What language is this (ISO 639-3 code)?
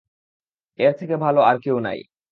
ben